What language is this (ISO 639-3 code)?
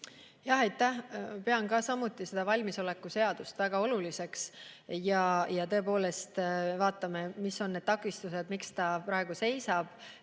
est